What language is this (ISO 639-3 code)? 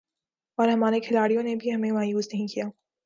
urd